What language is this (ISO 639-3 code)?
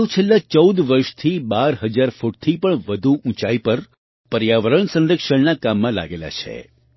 guj